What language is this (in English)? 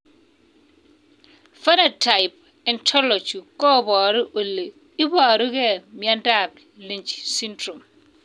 Kalenjin